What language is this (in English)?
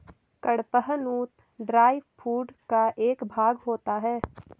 Hindi